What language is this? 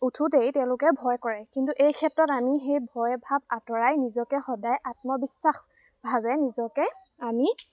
Assamese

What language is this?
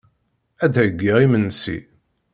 Kabyle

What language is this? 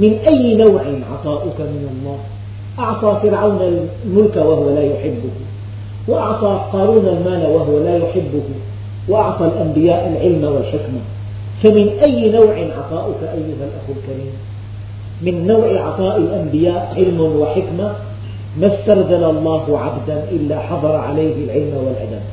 Arabic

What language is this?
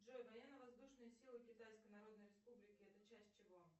Russian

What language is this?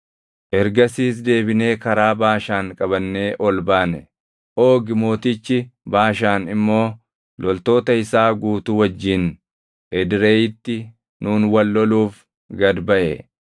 Oromo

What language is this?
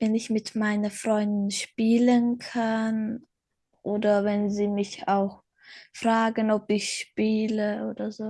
German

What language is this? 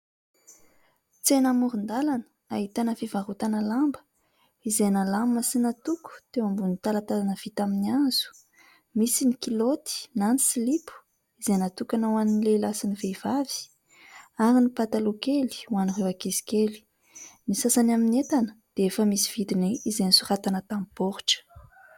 Malagasy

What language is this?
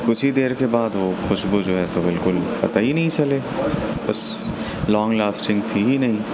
Urdu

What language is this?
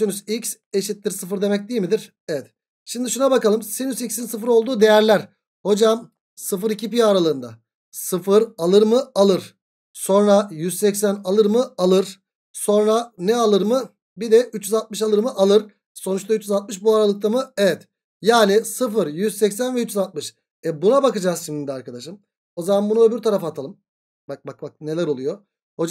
Turkish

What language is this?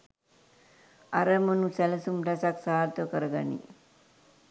Sinhala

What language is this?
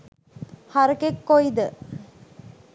Sinhala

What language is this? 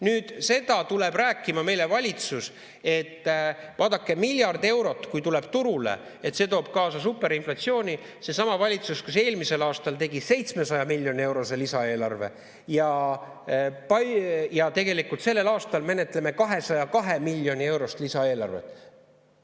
Estonian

